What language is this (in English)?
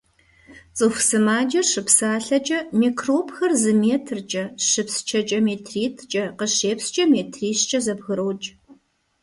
Kabardian